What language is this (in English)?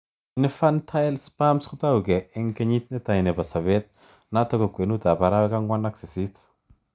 Kalenjin